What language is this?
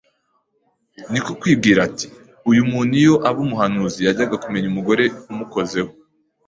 Kinyarwanda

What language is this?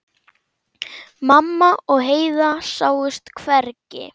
Icelandic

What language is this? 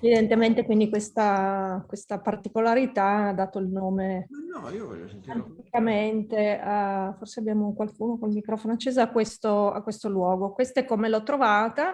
Italian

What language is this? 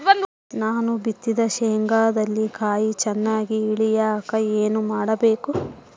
Kannada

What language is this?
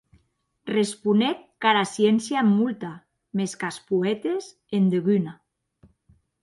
Occitan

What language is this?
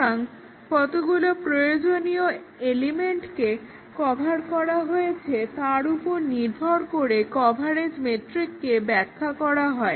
Bangla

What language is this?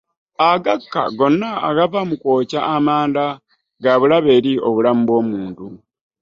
Ganda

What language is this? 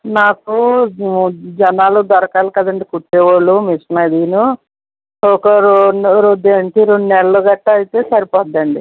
Telugu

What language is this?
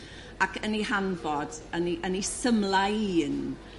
Welsh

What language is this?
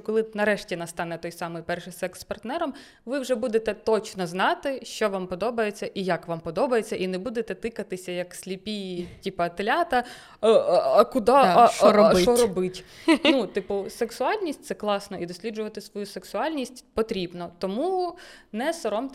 Ukrainian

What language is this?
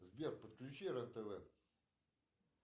Russian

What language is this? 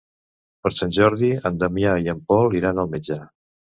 Catalan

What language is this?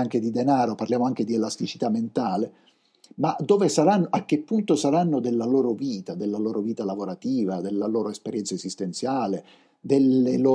Italian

